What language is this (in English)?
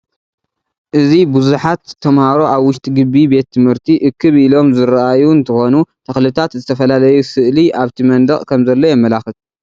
Tigrinya